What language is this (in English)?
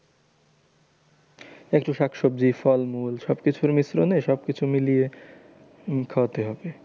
Bangla